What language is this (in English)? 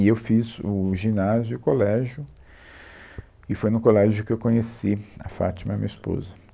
Portuguese